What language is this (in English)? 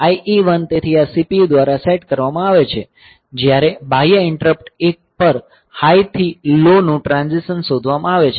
Gujarati